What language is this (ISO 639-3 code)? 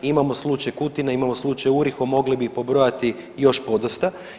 hrv